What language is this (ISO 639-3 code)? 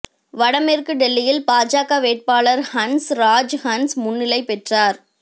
tam